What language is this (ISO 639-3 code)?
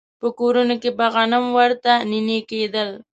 pus